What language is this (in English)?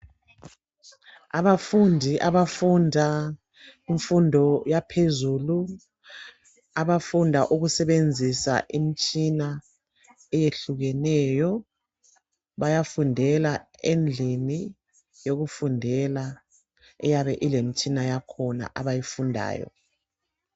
North Ndebele